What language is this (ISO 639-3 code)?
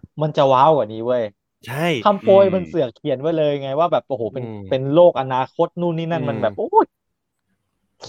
tha